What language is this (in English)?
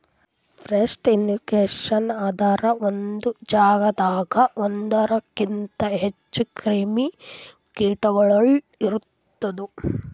Kannada